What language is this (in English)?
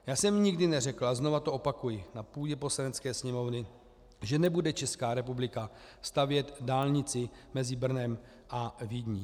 Czech